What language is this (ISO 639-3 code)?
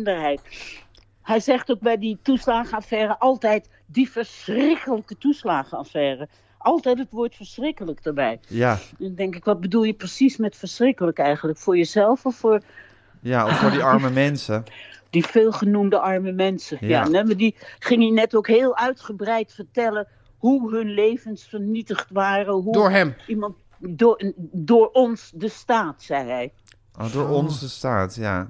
nld